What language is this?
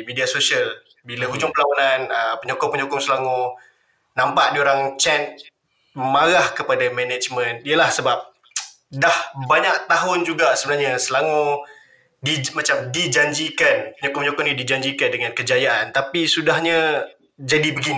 Malay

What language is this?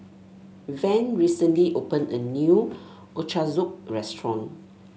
English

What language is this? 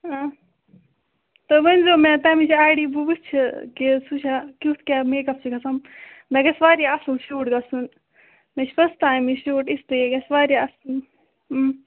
Kashmiri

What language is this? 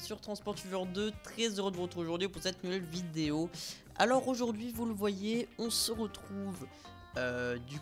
French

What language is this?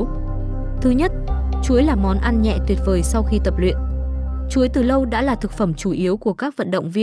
Vietnamese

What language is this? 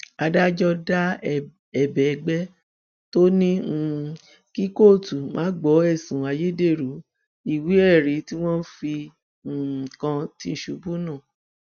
Yoruba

